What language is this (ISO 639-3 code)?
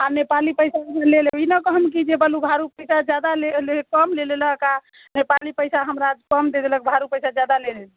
mai